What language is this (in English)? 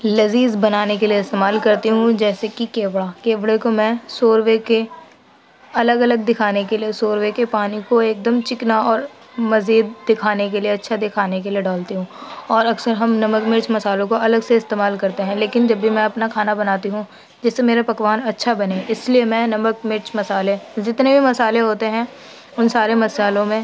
Urdu